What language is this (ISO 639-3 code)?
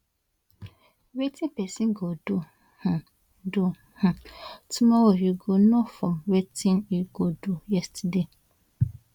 pcm